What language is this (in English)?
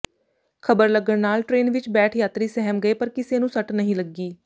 Punjabi